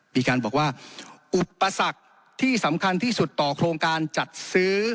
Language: Thai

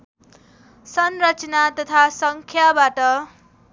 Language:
Nepali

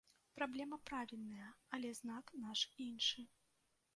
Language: Belarusian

